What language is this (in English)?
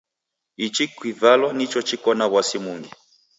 Taita